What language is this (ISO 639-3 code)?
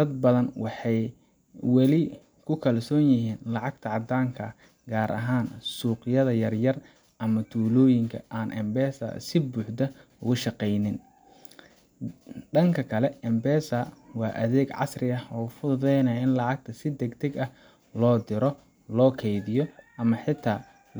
som